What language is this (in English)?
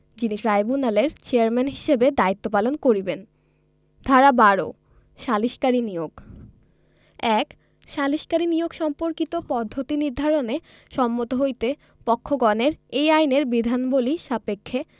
Bangla